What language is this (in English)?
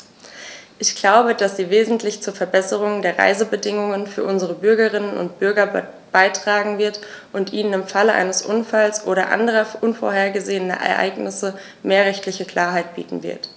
German